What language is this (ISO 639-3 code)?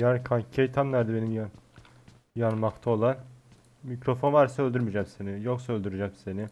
tur